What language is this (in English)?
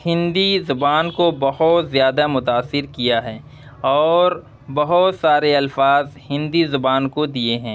Urdu